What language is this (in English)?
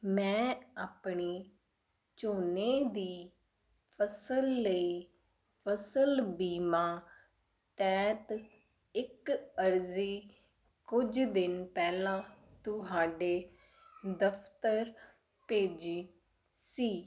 Punjabi